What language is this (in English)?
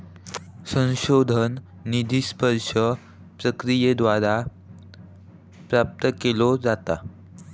Marathi